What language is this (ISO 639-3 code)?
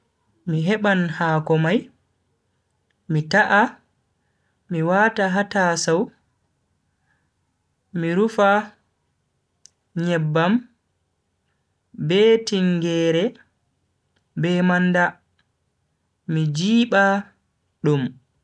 fui